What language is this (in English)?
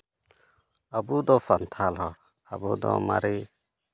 Santali